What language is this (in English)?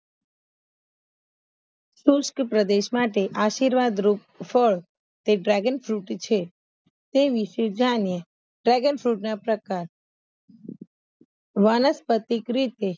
Gujarati